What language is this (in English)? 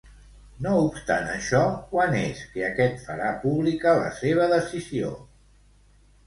Catalan